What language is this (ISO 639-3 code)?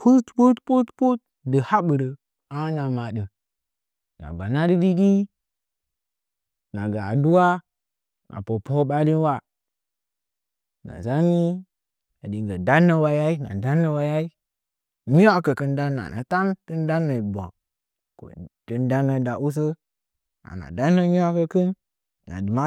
nja